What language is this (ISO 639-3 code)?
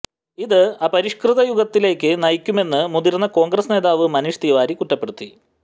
mal